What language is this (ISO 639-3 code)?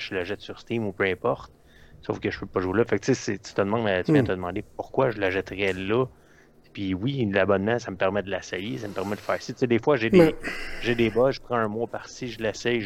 fra